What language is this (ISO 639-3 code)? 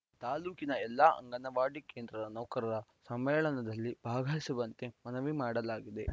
kan